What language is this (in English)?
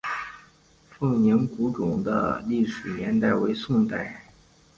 Chinese